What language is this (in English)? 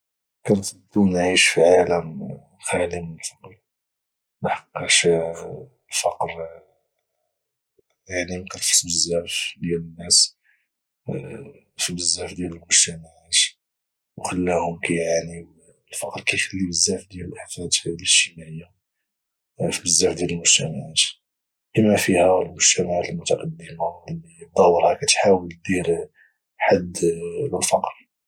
Moroccan Arabic